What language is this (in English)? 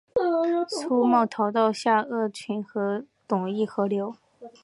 Chinese